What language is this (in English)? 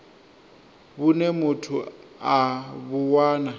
Venda